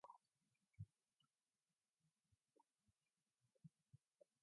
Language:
English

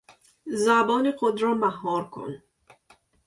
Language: Persian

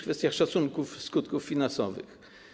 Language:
Polish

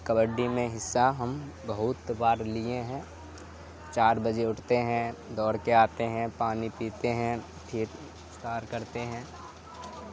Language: Urdu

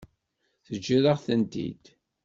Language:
Kabyle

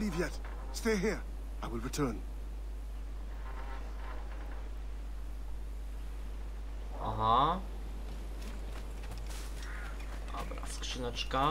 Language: Polish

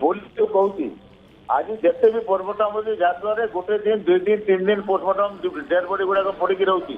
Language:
Hindi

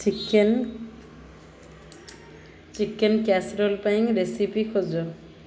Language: Odia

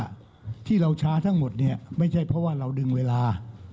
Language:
Thai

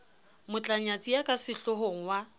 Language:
Southern Sotho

